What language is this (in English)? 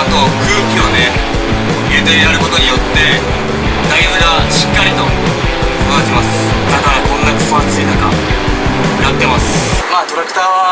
Japanese